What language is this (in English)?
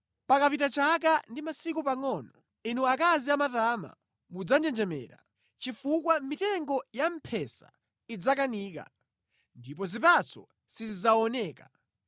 Nyanja